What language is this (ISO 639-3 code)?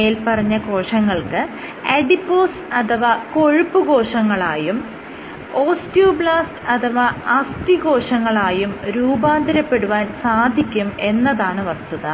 mal